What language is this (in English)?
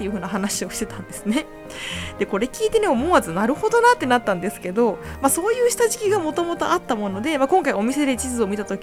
Japanese